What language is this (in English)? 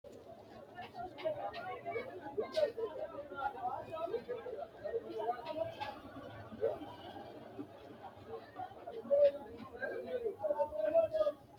Sidamo